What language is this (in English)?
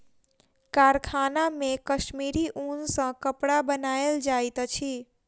Maithili